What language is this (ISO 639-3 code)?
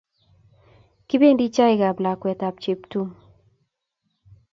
kln